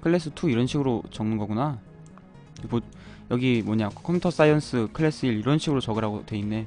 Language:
Korean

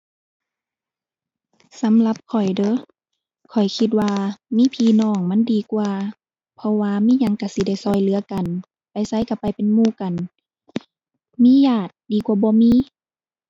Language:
Thai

